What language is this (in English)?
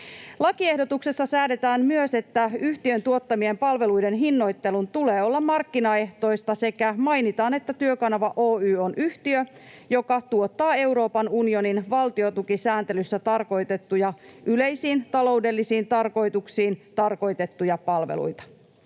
Finnish